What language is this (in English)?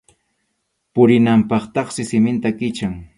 Arequipa-La Unión Quechua